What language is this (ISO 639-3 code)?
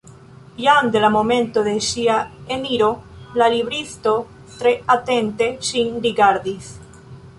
epo